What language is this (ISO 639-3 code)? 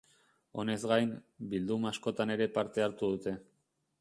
eus